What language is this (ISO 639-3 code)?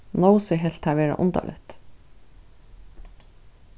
fao